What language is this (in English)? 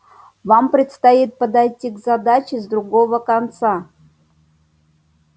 Russian